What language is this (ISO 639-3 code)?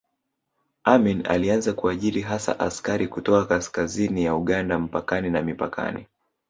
swa